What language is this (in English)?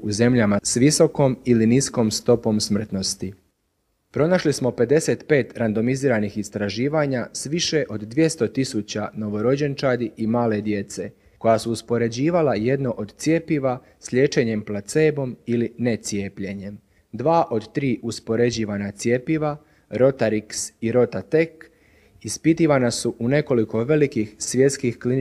Croatian